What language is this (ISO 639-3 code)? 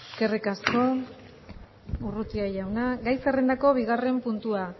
eus